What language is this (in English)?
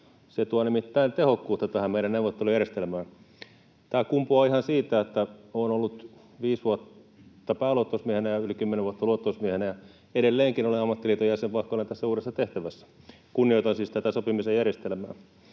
Finnish